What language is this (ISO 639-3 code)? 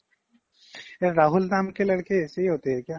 asm